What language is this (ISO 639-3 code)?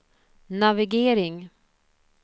swe